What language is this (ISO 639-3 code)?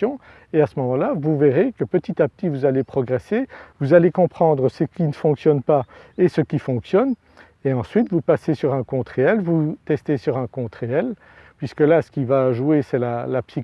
fra